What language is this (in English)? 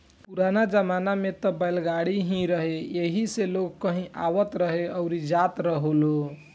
Bhojpuri